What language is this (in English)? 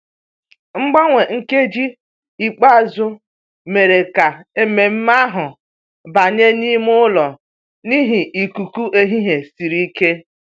Igbo